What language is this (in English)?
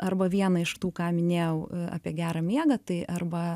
Lithuanian